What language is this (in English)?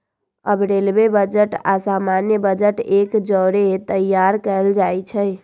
Magahi